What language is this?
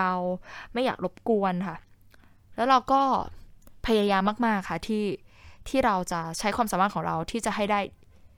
Thai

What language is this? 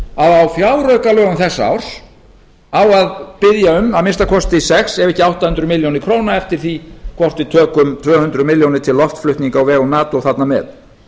Icelandic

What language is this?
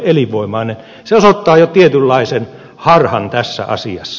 Finnish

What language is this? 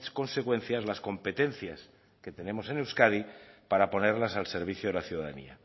Spanish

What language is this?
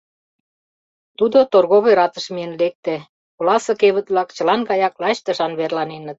Mari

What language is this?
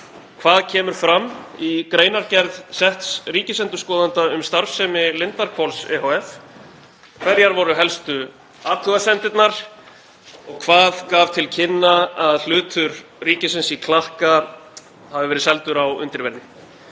Icelandic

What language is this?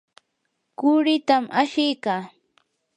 Yanahuanca Pasco Quechua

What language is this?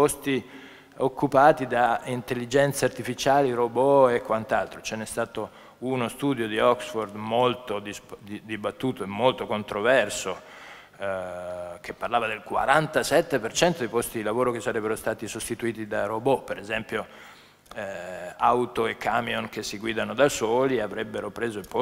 Italian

